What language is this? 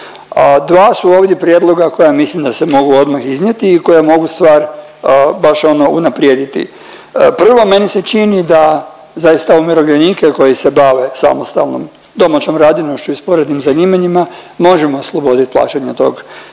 Croatian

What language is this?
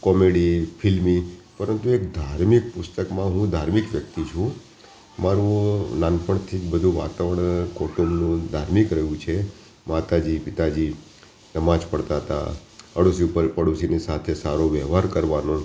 Gujarati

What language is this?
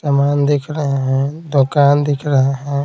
Hindi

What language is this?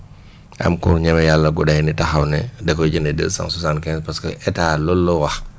Wolof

